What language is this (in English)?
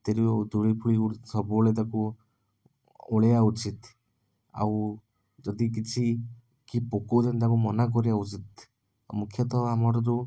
Odia